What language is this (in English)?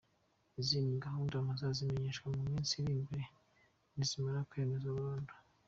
Kinyarwanda